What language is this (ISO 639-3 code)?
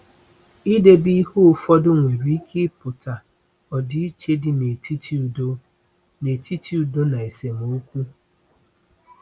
ibo